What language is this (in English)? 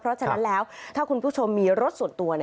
Thai